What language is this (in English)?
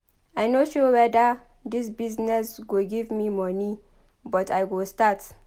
Nigerian Pidgin